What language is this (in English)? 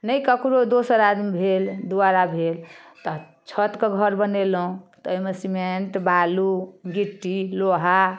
Maithili